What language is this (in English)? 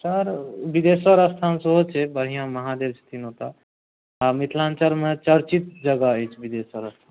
Maithili